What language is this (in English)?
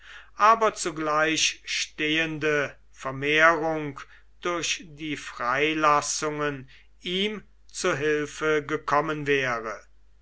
German